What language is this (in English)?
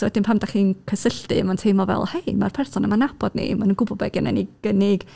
Welsh